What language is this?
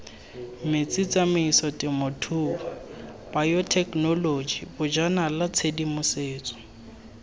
Tswana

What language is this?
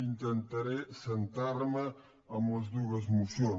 Catalan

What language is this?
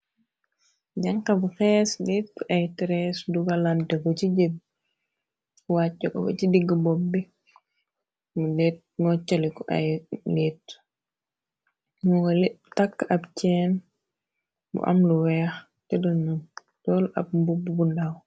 Wolof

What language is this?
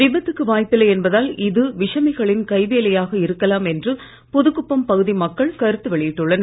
Tamil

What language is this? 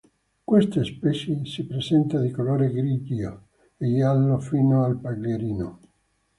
Italian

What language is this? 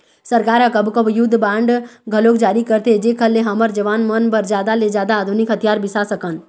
Chhattisgarhi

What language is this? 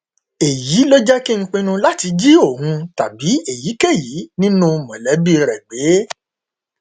Yoruba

